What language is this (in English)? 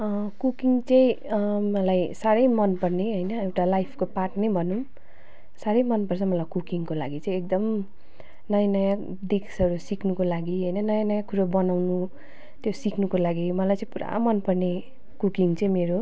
Nepali